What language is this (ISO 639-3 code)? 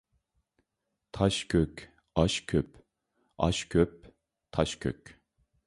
uig